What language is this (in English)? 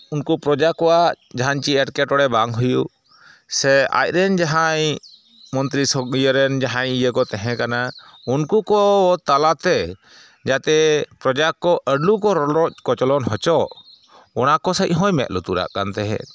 Santali